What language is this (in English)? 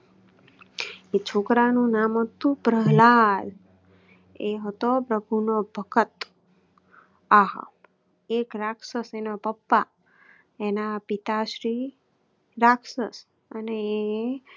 Gujarati